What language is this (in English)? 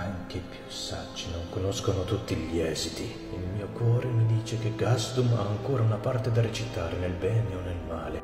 Italian